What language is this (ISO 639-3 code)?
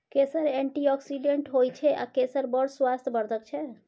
mai